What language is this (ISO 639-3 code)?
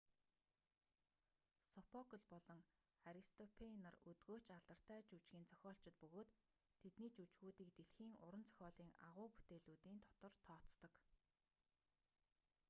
mon